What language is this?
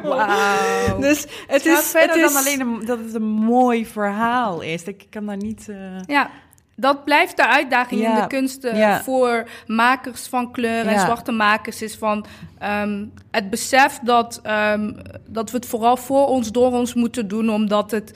Dutch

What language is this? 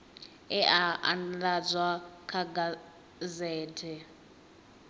Venda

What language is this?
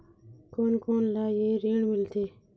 Chhattisgarhi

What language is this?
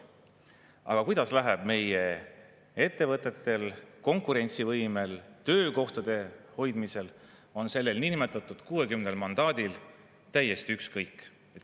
Estonian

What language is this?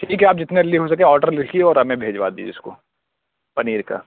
Urdu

